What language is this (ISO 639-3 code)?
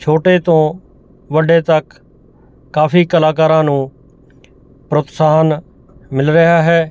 pan